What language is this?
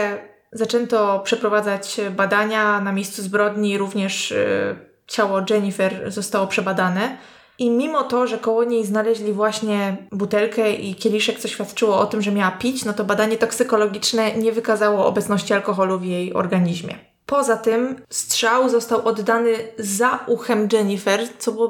Polish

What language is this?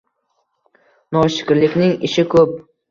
Uzbek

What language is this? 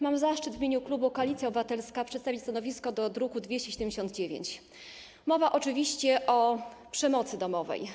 Polish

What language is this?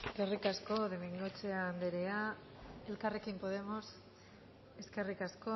Basque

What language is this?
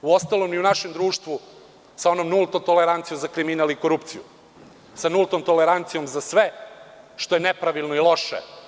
Serbian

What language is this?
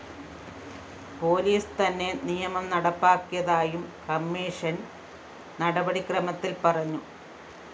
Malayalam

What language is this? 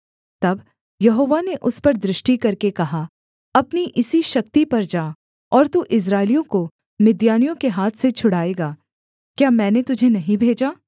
Hindi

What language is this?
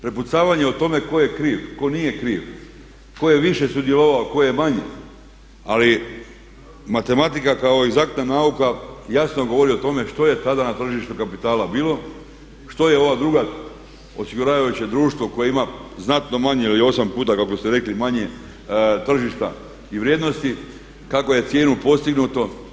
Croatian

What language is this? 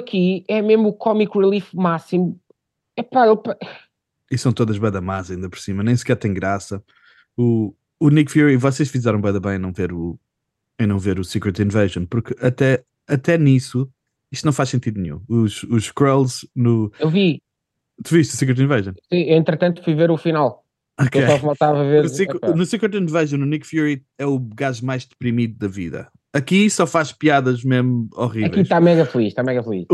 Portuguese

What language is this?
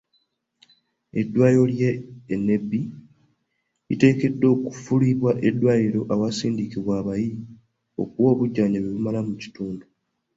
Ganda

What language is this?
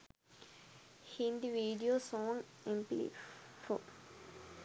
Sinhala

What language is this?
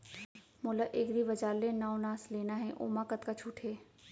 Chhattisgarhi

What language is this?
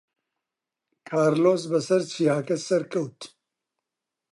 Central Kurdish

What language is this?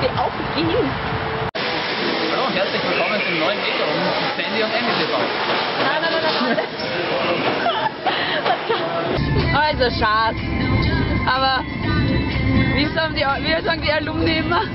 German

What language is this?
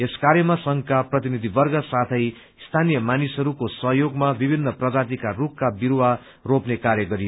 Nepali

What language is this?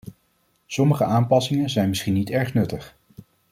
Dutch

